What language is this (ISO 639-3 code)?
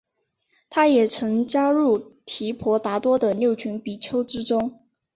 zho